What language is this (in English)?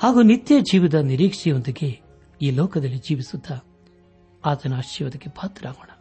Kannada